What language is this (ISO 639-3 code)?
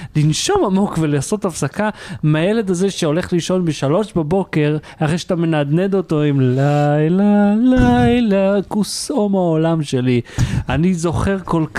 heb